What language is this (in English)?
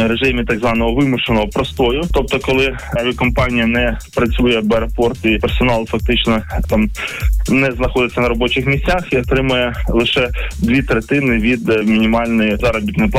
Ukrainian